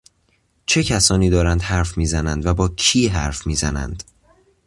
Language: Persian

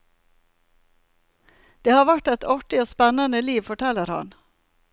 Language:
Norwegian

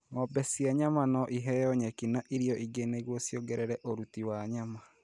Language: Kikuyu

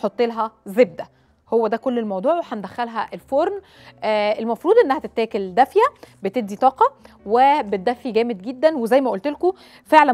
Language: Arabic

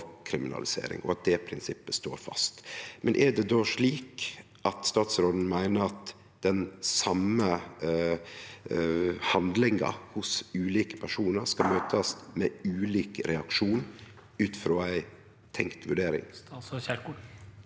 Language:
Norwegian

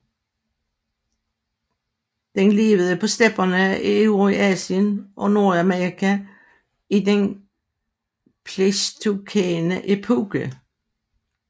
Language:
Danish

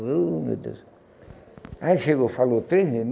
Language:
Portuguese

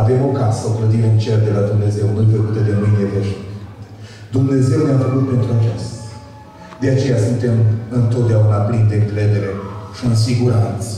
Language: Romanian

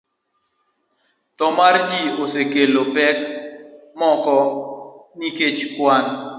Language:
Luo (Kenya and Tanzania)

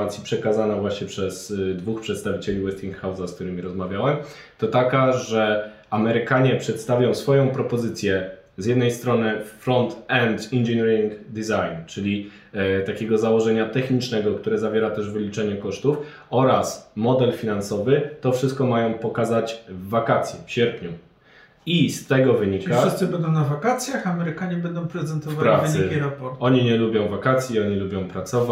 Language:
Polish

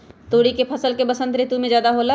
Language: Magahi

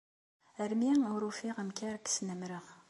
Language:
Kabyle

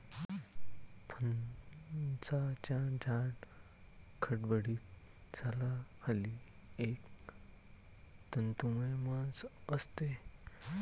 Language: Marathi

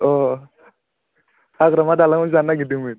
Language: Bodo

